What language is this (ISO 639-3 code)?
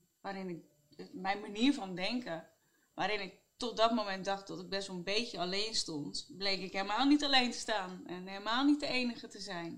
nld